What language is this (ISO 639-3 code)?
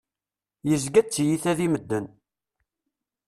kab